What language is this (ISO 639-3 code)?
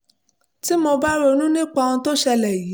yor